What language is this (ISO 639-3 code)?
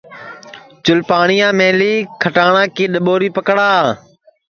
ssi